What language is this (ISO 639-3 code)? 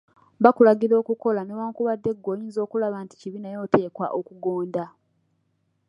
lug